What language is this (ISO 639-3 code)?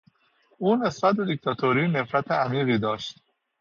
fas